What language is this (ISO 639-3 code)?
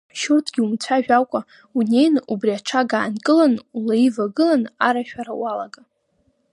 abk